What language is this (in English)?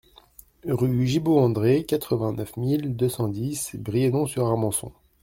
French